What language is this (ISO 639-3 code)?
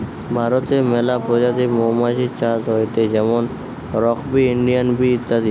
ben